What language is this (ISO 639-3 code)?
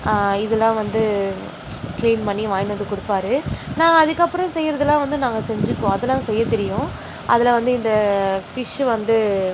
tam